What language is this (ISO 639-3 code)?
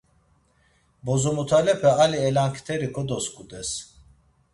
lzz